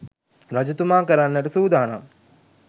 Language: Sinhala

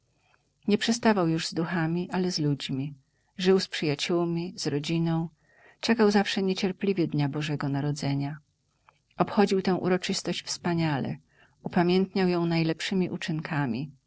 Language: Polish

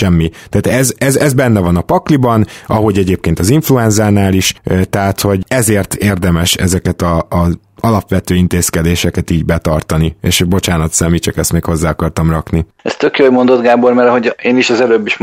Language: Hungarian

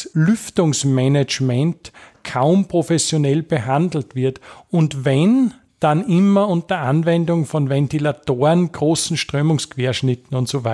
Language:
German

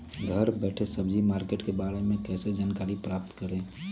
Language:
Magahi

